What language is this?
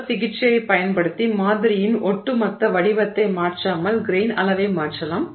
Tamil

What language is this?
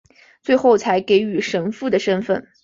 Chinese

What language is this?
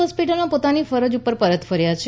Gujarati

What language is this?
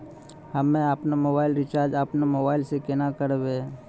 Maithili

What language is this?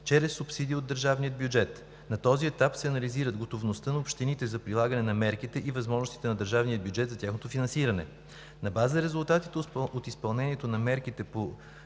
Bulgarian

